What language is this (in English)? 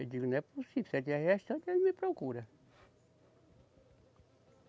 Portuguese